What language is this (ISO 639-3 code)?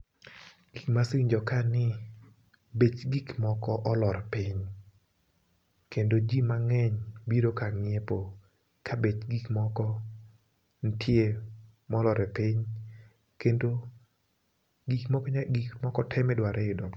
luo